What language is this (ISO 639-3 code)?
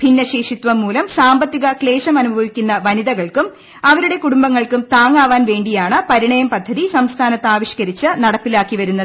mal